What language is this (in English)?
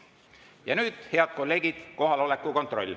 Estonian